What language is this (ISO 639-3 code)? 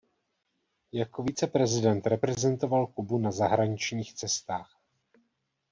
ces